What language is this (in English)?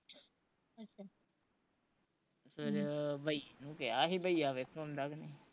Punjabi